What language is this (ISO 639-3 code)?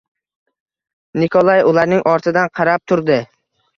uzb